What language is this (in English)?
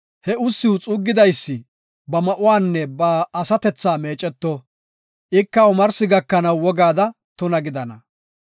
Gofa